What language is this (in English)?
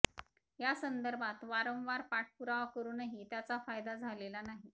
Marathi